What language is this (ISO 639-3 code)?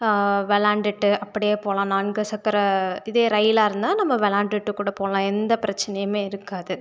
tam